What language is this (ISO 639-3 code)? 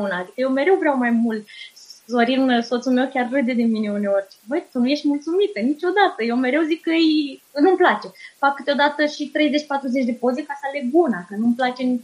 ron